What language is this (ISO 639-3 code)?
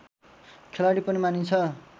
nep